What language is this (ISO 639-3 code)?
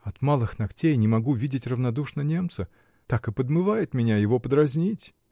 rus